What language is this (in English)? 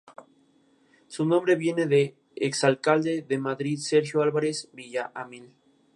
Spanish